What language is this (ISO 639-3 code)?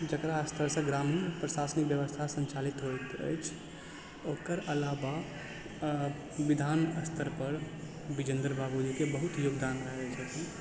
mai